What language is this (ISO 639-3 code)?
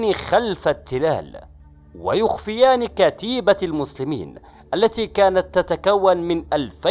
ara